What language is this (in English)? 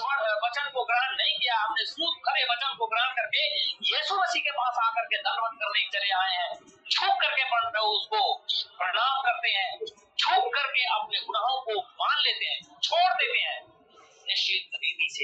Hindi